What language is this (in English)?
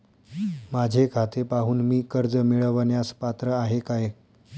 Marathi